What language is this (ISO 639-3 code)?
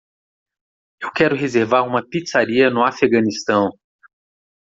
por